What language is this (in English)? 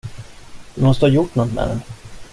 Swedish